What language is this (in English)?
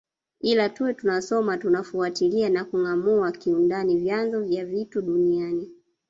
Swahili